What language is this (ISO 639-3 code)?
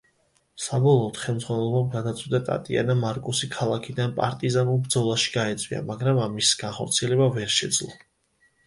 kat